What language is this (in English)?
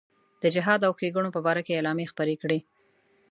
Pashto